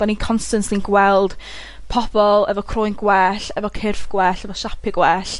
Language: Welsh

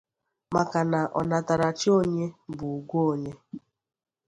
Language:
Igbo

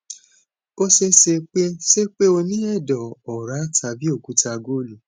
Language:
Yoruba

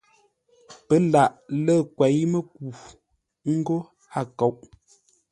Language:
Ngombale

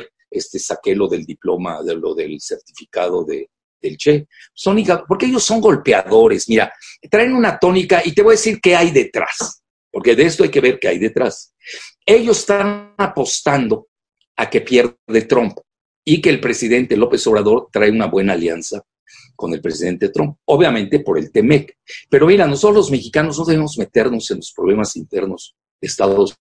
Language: Spanish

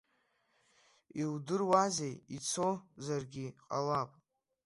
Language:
Abkhazian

